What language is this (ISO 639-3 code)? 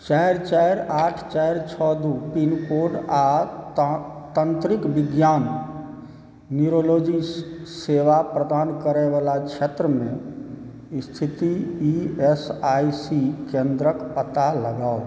mai